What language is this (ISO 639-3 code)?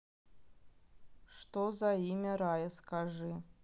rus